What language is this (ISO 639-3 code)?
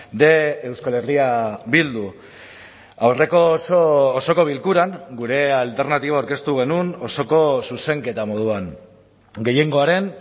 eus